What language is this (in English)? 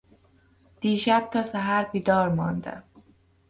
Persian